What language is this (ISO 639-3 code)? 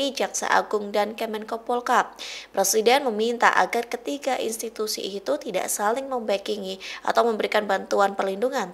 ind